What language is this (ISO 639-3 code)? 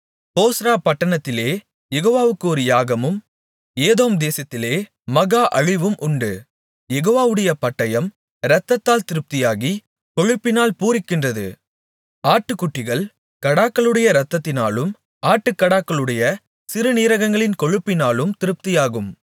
tam